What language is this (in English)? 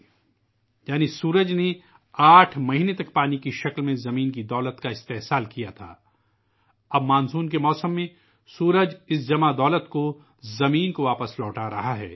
Urdu